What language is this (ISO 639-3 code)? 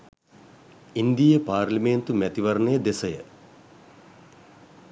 sin